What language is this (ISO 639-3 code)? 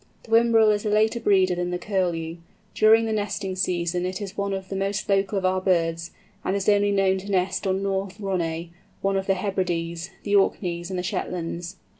eng